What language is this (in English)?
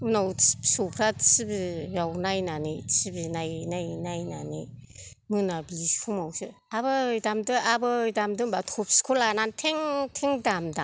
Bodo